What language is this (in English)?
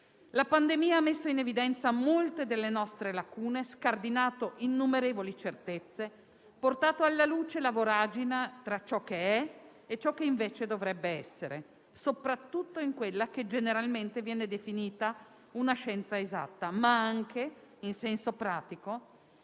Italian